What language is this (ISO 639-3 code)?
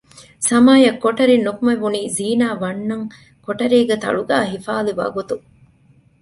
div